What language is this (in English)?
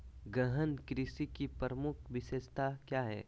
Magahi